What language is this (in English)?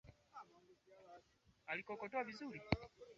Swahili